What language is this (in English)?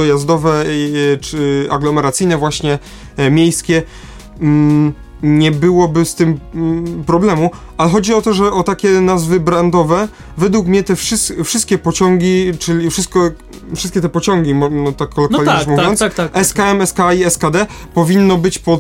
Polish